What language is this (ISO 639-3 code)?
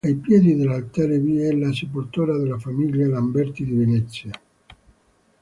ita